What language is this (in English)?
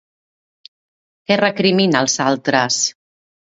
Catalan